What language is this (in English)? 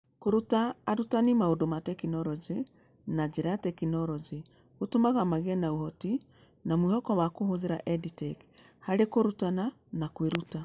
Kikuyu